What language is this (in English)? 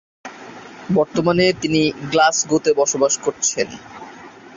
Bangla